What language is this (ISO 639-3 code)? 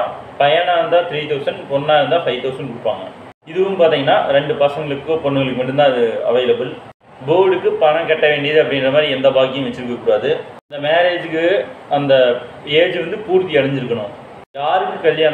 tur